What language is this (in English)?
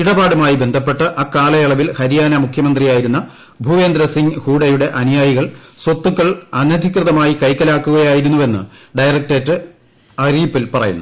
Malayalam